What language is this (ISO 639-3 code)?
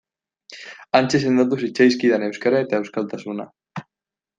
eus